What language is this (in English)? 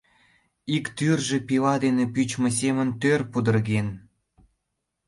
Mari